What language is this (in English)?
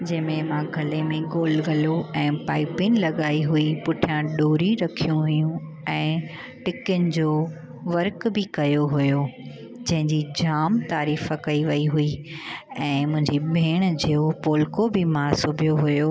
Sindhi